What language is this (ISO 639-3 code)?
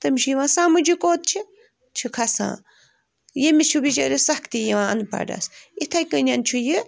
kas